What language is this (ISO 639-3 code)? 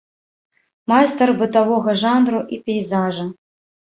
bel